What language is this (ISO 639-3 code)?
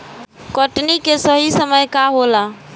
bho